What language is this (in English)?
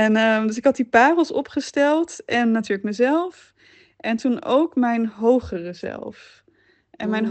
Dutch